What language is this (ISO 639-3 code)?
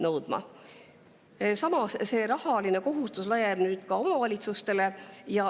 est